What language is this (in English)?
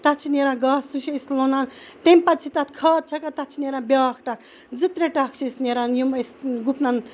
Kashmiri